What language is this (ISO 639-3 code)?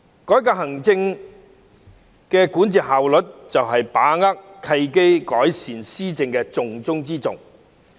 yue